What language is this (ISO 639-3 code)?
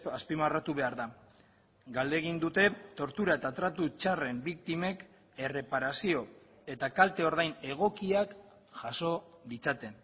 eus